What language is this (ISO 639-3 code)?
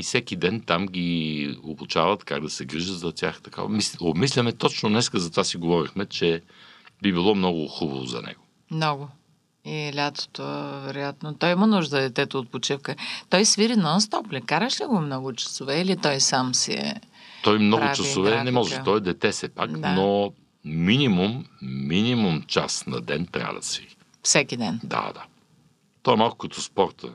bul